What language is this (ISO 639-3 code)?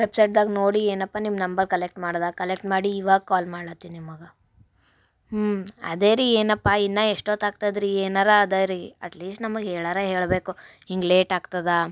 kan